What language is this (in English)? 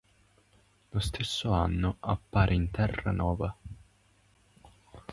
Italian